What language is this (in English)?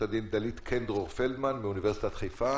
Hebrew